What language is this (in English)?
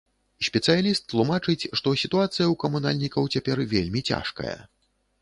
Belarusian